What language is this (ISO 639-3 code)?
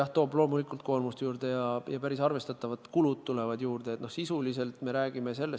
est